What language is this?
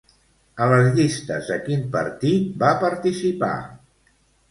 Catalan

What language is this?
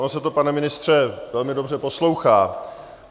Czech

